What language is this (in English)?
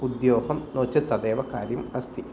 Sanskrit